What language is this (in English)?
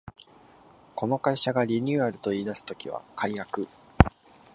Japanese